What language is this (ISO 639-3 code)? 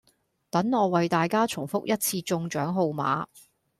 yue